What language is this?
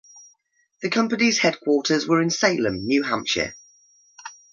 English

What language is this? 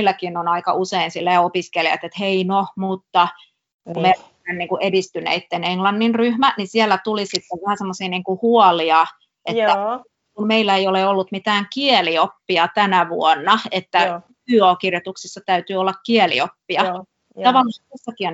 Finnish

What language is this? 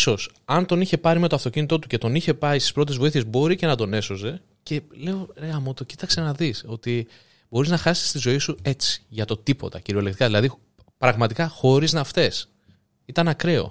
Greek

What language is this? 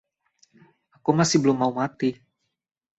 Indonesian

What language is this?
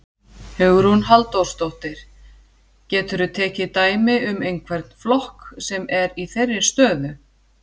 Icelandic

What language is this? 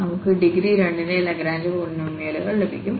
Malayalam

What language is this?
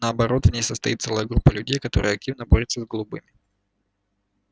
Russian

